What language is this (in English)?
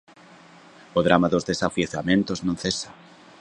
Galician